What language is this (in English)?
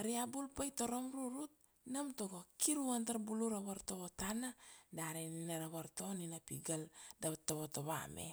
Kuanua